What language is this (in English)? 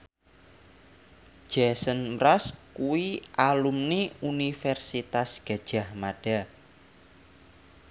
Javanese